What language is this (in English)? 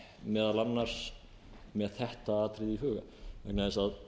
Icelandic